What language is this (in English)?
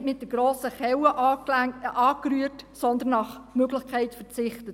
Swiss German